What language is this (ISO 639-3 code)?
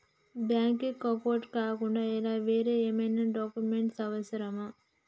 tel